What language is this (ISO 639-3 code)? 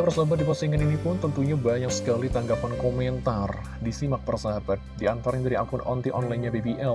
ind